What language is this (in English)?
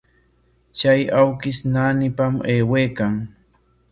Corongo Ancash Quechua